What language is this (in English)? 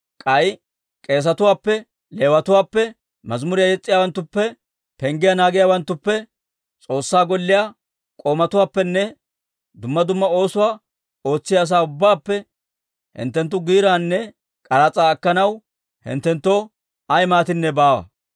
Dawro